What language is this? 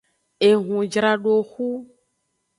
Aja (Benin)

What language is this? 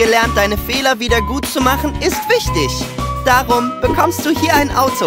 German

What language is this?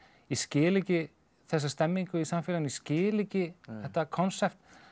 Icelandic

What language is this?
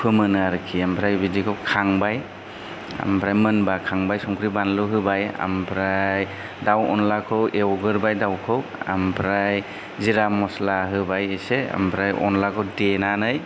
Bodo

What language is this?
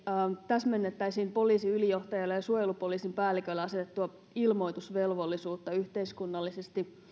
Finnish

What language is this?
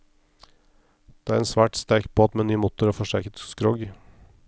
Norwegian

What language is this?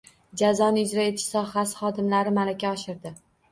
Uzbek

